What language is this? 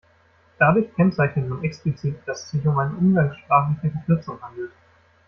German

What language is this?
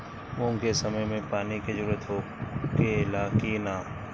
Bhojpuri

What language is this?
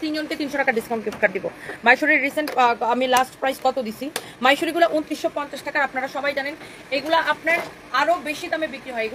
Bangla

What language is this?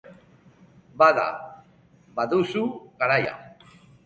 Basque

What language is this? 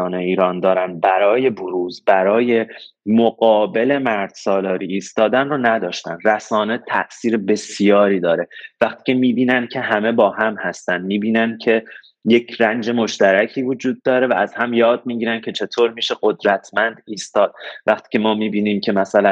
Persian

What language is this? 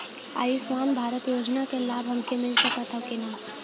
Bhojpuri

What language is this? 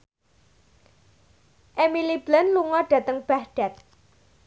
Javanese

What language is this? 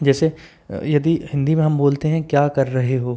Hindi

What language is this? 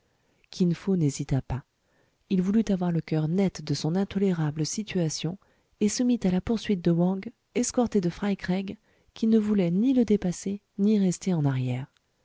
French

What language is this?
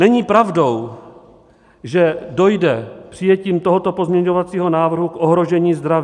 Czech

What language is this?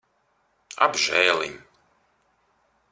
Latvian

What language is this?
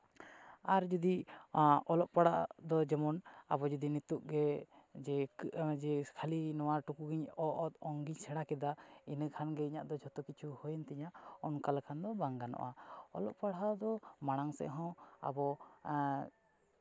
Santali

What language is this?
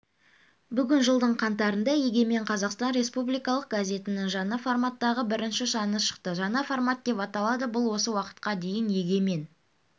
Kazakh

